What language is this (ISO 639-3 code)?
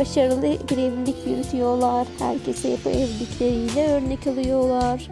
tur